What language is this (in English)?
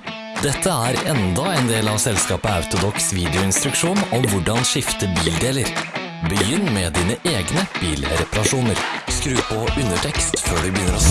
Norwegian